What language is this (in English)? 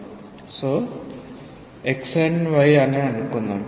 Telugu